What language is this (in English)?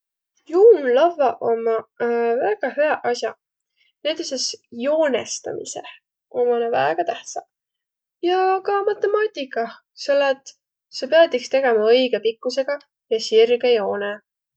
Võro